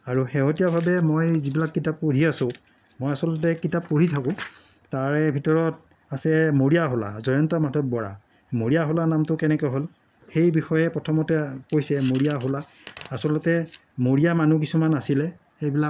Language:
Assamese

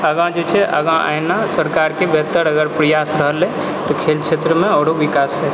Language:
Maithili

